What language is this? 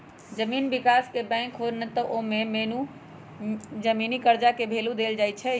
Magahi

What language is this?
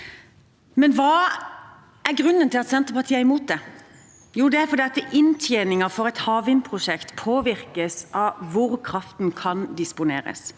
Norwegian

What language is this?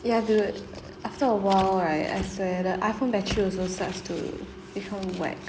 English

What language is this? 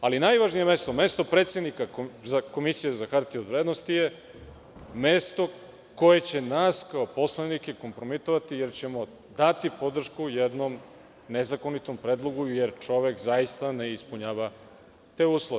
Serbian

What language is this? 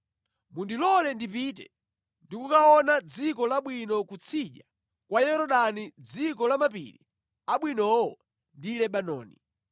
Nyanja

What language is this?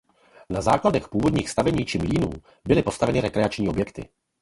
Czech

